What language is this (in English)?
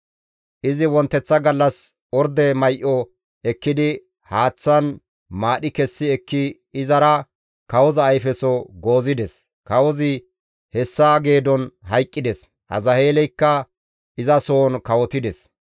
Gamo